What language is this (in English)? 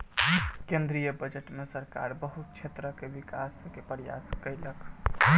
Maithili